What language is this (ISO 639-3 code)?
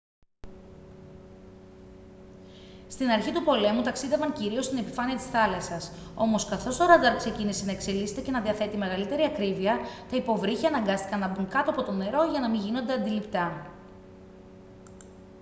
ell